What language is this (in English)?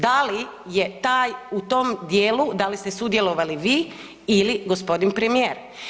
Croatian